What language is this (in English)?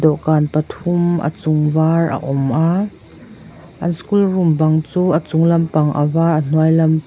Mizo